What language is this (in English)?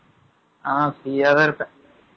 Tamil